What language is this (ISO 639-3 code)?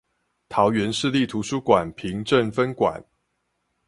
zho